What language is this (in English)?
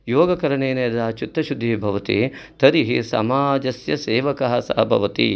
Sanskrit